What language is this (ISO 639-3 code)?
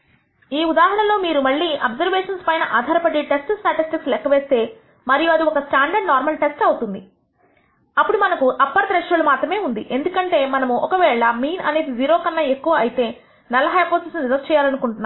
tel